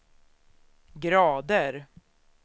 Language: Swedish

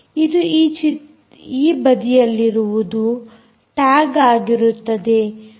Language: Kannada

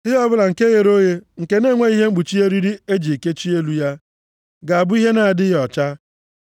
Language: Igbo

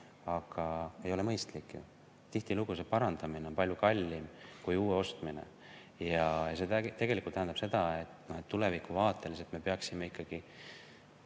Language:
Estonian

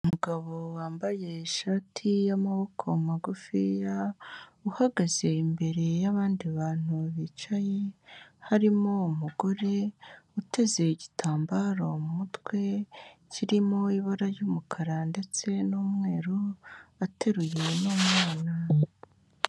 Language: Kinyarwanda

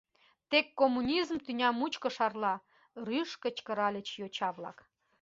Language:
Mari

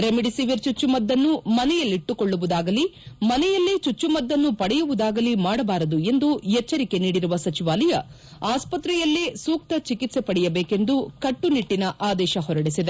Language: Kannada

